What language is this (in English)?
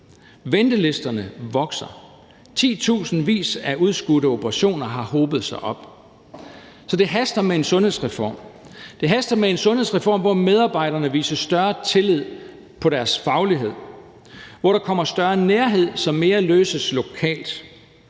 Danish